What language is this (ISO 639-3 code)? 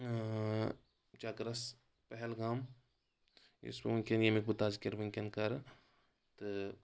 kas